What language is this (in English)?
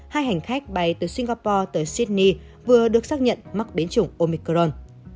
Vietnamese